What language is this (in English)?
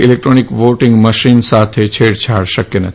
Gujarati